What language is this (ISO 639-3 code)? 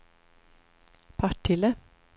swe